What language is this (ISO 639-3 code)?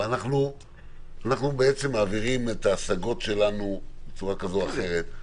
heb